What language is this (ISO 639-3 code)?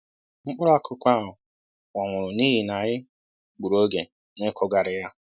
ibo